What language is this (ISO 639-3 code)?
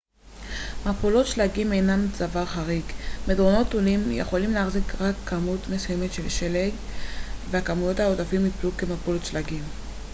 heb